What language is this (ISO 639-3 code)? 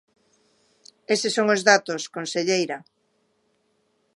glg